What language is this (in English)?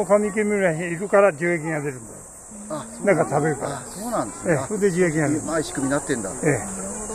Japanese